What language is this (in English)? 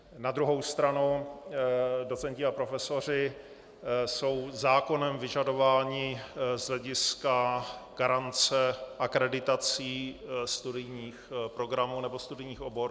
Czech